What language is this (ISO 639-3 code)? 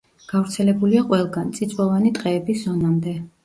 kat